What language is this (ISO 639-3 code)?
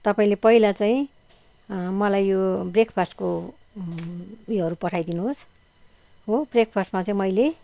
nep